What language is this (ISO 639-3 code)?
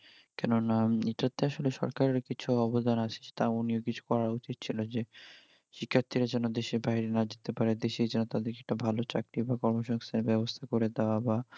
ben